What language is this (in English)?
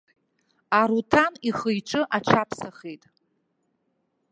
Abkhazian